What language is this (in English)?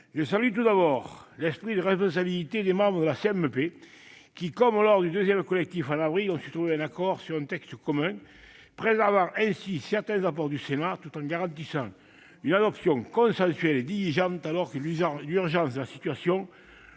French